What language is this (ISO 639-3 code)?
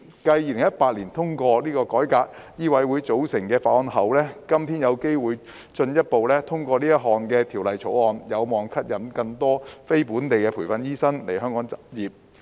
yue